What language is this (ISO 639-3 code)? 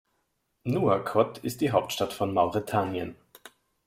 deu